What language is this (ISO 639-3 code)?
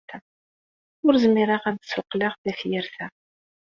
kab